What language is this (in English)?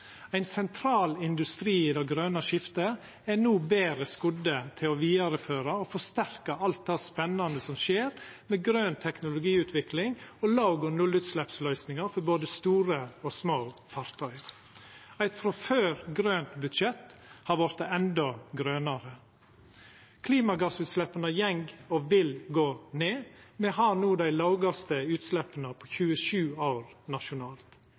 Norwegian Nynorsk